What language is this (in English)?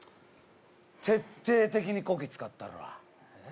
Japanese